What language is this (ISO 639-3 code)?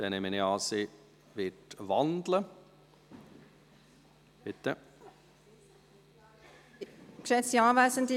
gsw